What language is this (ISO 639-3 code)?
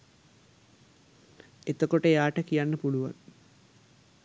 sin